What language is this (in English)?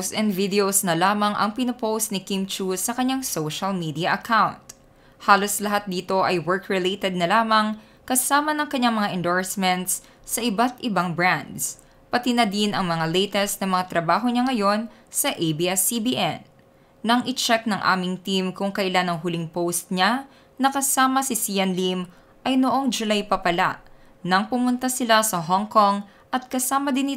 Filipino